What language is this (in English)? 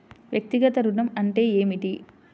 Telugu